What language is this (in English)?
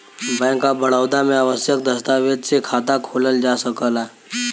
Bhojpuri